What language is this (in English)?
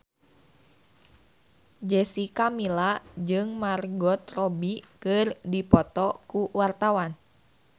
Sundanese